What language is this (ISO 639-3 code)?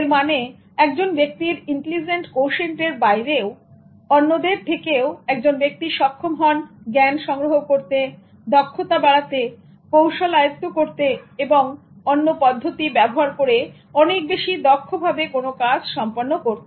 ben